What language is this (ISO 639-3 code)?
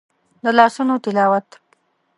pus